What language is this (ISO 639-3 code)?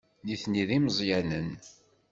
kab